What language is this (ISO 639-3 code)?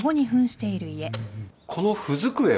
jpn